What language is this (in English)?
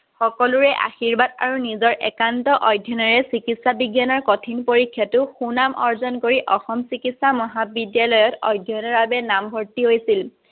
Assamese